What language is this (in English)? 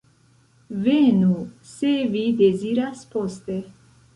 Esperanto